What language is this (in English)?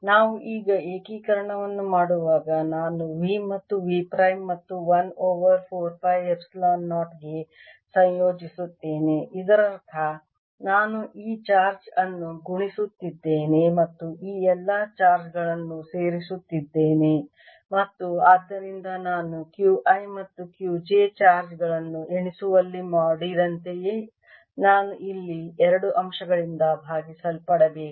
Kannada